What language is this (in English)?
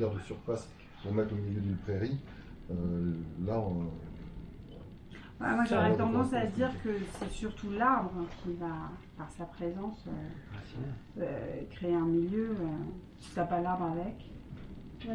French